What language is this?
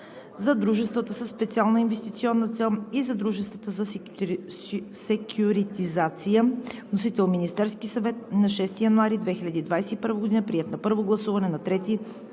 Bulgarian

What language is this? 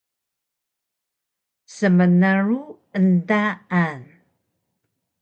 Taroko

